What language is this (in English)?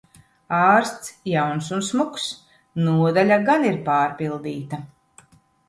Latvian